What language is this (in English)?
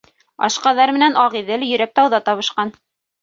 Bashkir